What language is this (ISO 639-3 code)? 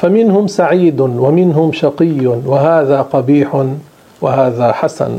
ara